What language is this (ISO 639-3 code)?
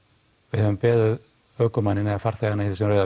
isl